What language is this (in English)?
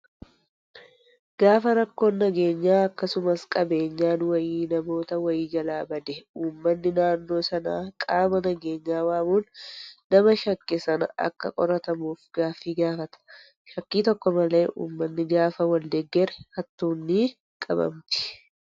Oromo